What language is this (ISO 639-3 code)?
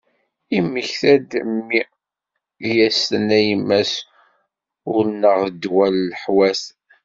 kab